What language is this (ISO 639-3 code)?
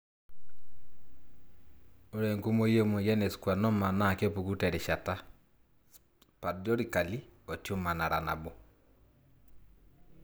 mas